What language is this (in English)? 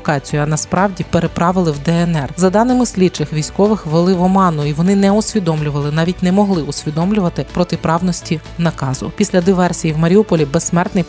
Ukrainian